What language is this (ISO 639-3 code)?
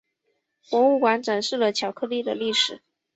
zho